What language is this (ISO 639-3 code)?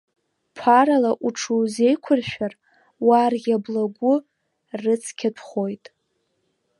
abk